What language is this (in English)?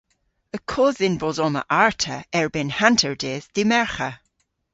Cornish